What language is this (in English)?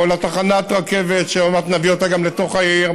Hebrew